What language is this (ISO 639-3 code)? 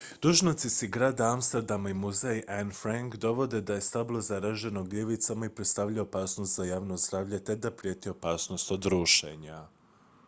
hrv